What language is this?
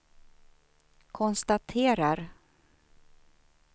Swedish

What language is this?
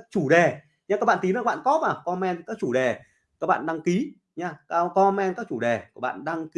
Vietnamese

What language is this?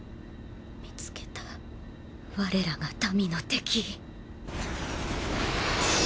Japanese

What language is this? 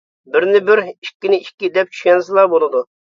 Uyghur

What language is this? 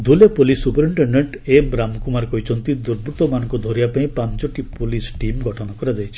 Odia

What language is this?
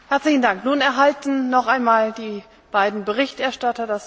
Slovak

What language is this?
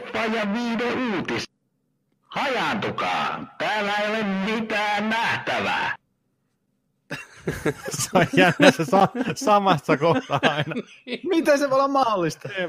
Finnish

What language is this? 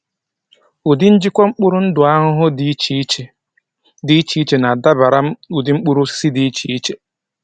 Igbo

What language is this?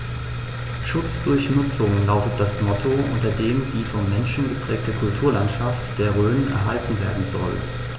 German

